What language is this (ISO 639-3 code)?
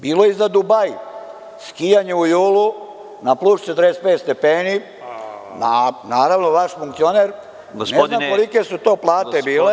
srp